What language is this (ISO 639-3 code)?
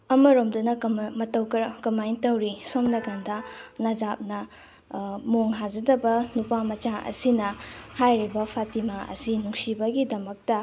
mni